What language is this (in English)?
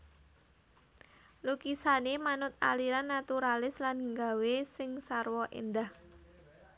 Javanese